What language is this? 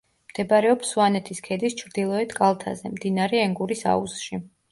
Georgian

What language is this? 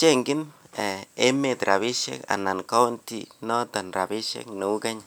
Kalenjin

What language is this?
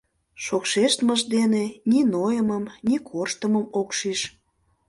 Mari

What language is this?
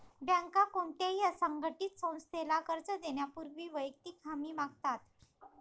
Marathi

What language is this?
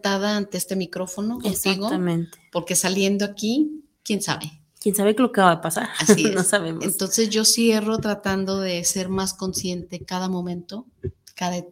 Spanish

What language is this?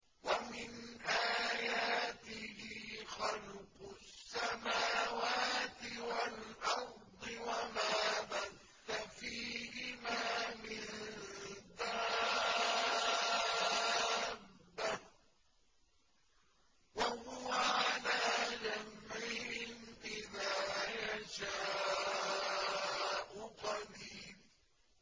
Arabic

